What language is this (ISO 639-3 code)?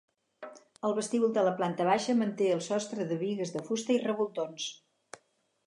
cat